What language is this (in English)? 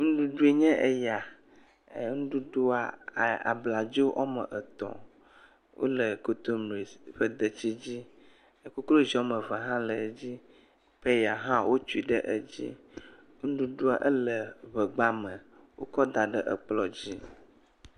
Ewe